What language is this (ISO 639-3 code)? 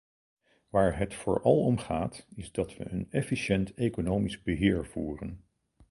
nld